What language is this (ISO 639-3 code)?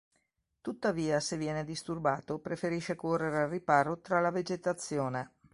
ita